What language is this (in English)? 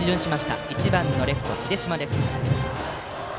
Japanese